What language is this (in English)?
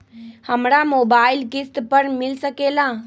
Magahi